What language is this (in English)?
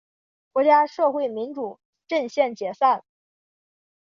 Chinese